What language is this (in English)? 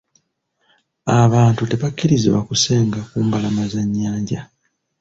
Ganda